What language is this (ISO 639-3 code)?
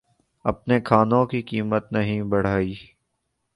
urd